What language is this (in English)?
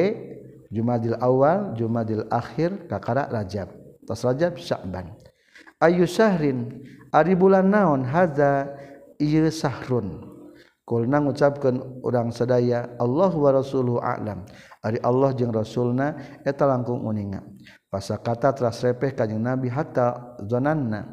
Malay